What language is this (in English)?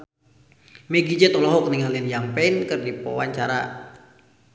Sundanese